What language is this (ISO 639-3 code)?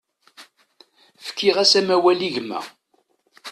kab